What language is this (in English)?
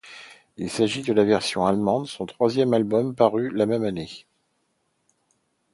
French